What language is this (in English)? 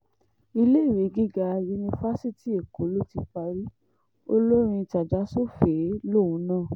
Yoruba